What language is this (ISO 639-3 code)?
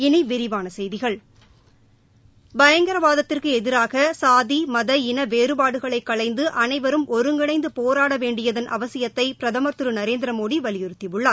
tam